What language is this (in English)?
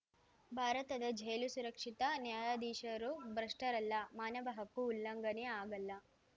Kannada